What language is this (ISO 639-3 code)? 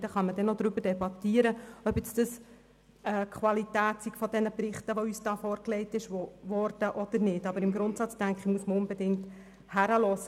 gsw